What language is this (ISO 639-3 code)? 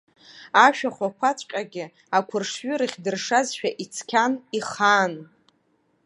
abk